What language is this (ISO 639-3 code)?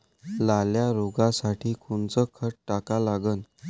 mar